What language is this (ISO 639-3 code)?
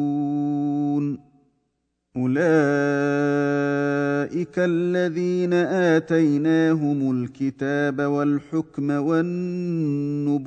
ara